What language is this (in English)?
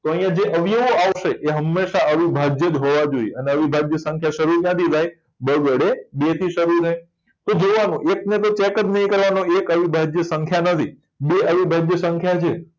Gujarati